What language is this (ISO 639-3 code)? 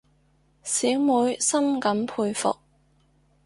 yue